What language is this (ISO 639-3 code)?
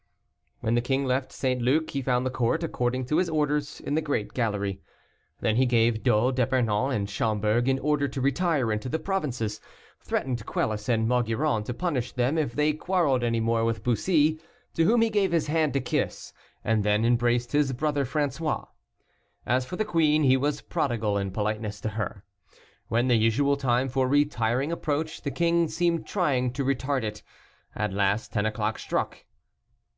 eng